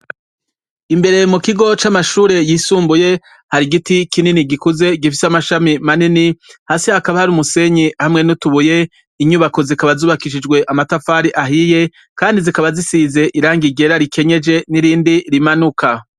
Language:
Rundi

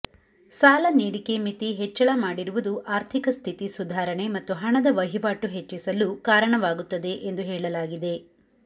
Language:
Kannada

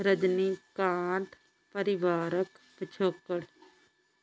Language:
Punjabi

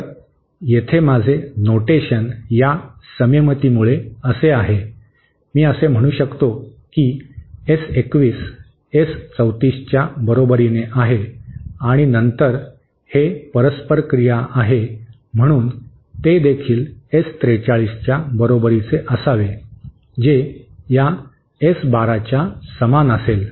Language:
Marathi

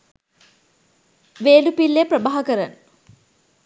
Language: Sinhala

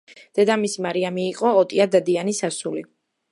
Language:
Georgian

